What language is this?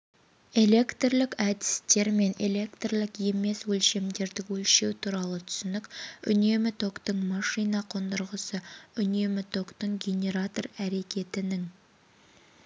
Kazakh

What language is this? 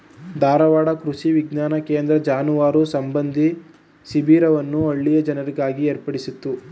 Kannada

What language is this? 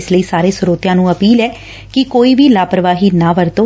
Punjabi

